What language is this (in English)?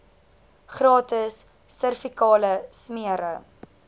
Afrikaans